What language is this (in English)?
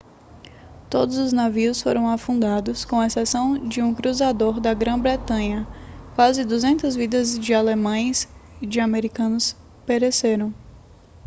Portuguese